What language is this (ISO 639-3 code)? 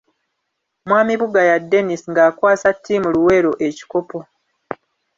lug